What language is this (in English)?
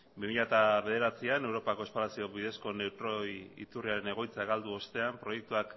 Basque